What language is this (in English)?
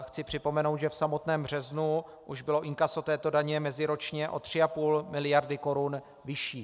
Czech